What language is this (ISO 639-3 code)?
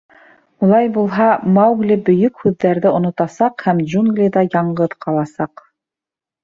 bak